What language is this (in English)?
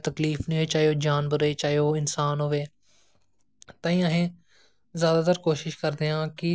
Dogri